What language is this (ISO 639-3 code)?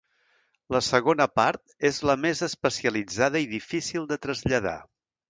cat